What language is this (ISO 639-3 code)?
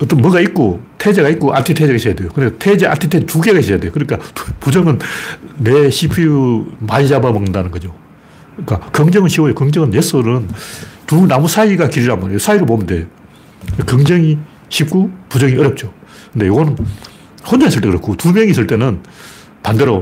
kor